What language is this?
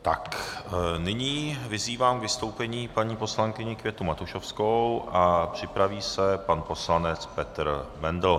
Czech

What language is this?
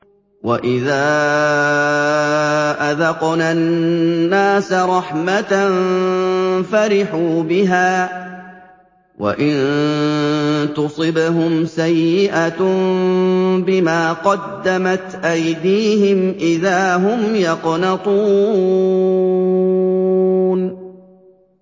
Arabic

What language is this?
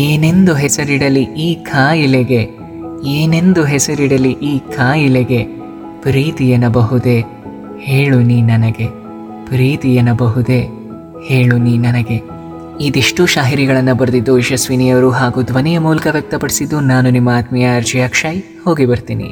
Kannada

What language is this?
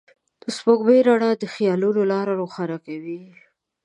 Pashto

